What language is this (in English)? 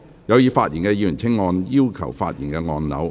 Cantonese